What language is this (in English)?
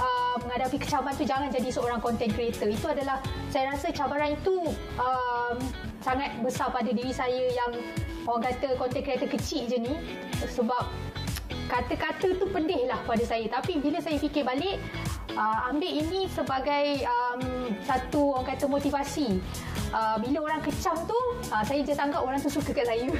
Malay